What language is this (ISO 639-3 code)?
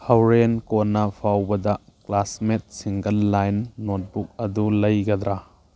mni